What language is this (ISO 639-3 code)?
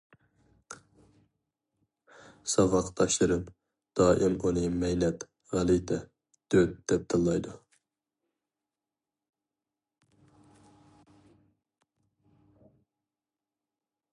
uig